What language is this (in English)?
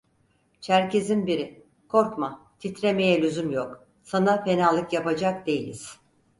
Turkish